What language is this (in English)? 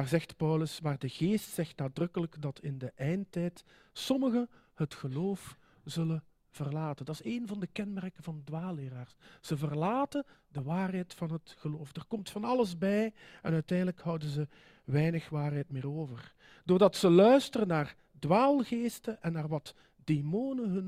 Dutch